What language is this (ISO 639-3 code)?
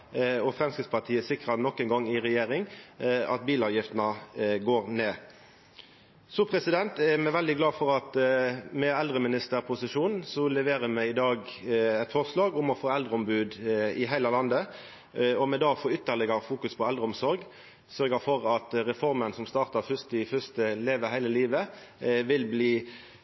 nno